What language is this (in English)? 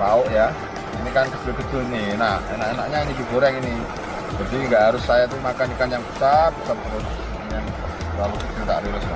Indonesian